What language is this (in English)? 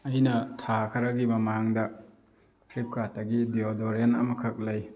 Manipuri